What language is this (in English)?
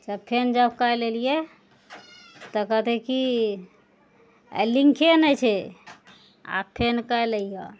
Maithili